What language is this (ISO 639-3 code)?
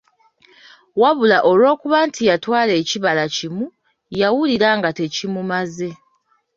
lug